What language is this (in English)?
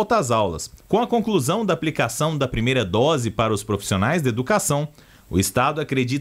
Portuguese